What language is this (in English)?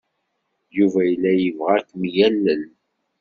Kabyle